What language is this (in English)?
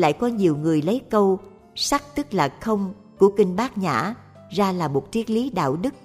Vietnamese